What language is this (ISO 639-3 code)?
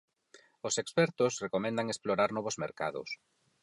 glg